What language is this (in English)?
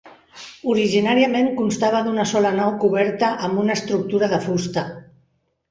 Catalan